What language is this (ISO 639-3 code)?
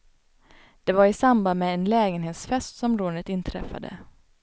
swe